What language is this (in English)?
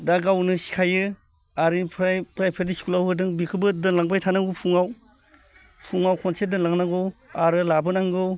Bodo